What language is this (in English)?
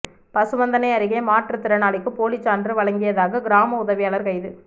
Tamil